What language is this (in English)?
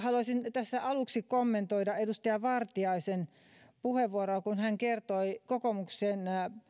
Finnish